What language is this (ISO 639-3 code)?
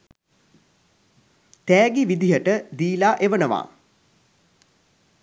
sin